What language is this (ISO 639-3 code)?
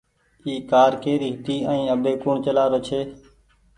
gig